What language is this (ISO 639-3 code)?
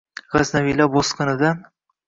uzb